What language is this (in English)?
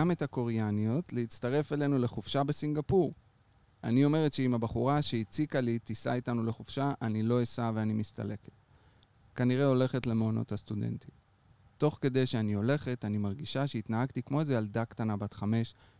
Hebrew